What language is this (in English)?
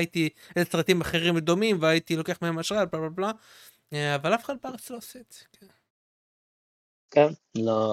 Hebrew